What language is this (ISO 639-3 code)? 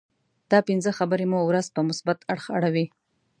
pus